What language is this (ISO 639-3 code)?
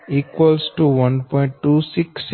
guj